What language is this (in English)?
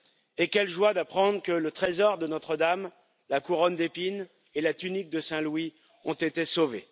French